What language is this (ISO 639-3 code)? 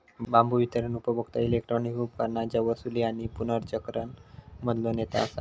mar